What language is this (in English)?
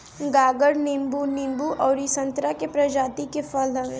Bhojpuri